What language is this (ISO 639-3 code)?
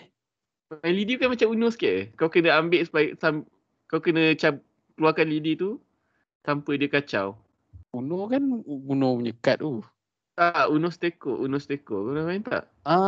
msa